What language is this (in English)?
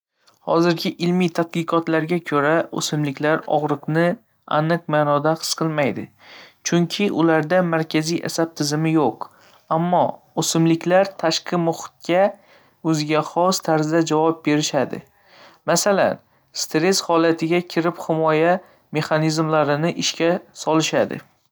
Uzbek